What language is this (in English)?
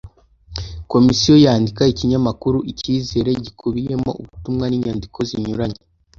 Kinyarwanda